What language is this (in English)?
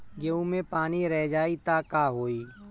Bhojpuri